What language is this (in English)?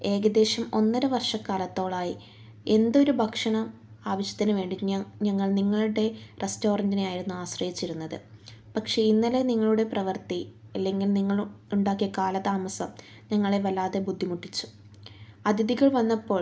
Malayalam